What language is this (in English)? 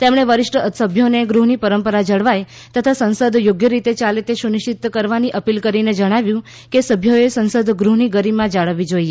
Gujarati